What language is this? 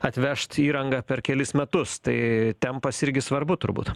Lithuanian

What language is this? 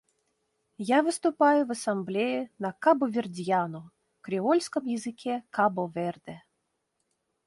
Russian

